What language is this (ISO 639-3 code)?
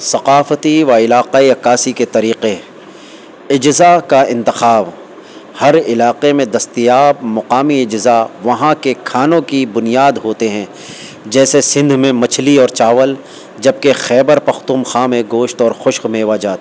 urd